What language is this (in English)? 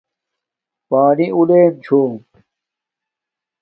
Domaaki